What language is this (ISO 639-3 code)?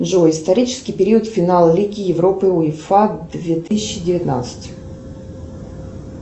rus